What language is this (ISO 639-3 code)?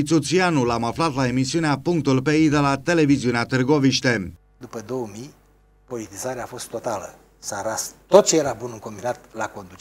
ron